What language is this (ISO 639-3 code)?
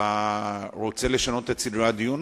heb